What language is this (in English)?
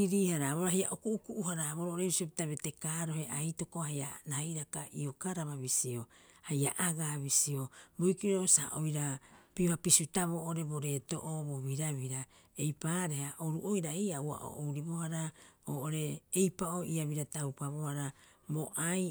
Rapoisi